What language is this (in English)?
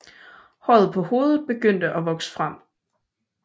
Danish